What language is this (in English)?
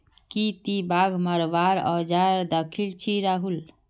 Magahi